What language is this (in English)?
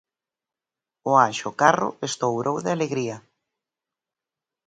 Galician